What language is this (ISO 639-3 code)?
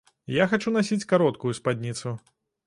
bel